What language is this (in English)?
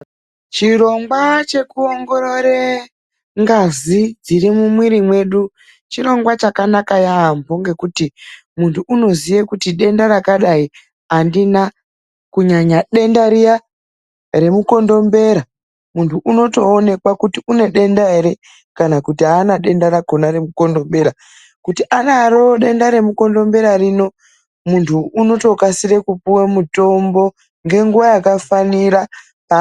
Ndau